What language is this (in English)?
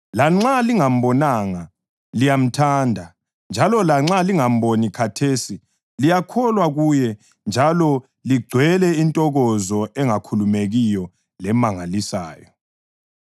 North Ndebele